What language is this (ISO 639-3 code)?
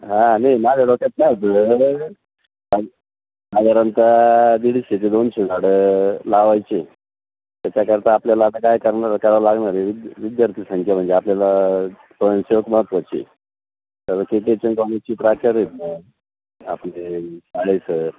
mar